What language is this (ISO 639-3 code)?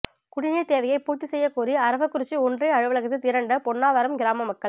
tam